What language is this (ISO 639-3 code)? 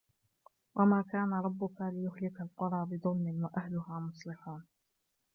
ara